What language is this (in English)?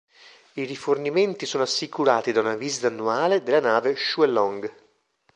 Italian